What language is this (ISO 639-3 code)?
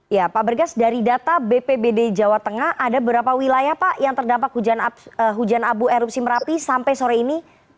ind